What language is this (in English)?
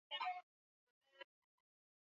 Swahili